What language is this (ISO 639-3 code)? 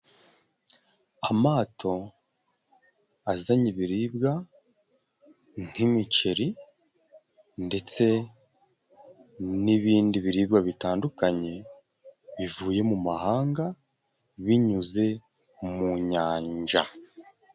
kin